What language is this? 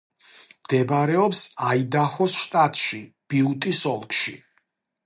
Georgian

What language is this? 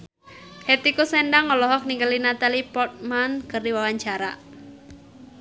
Sundanese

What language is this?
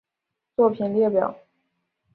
Chinese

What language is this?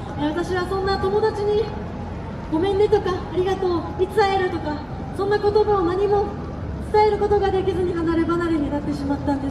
Japanese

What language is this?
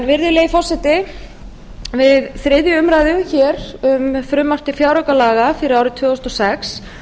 Icelandic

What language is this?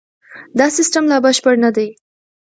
Pashto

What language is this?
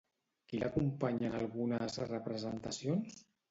Catalan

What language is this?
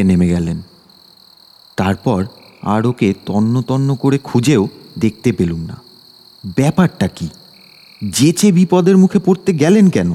Bangla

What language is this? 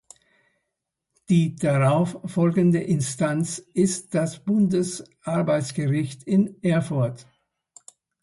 German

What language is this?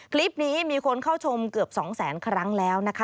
Thai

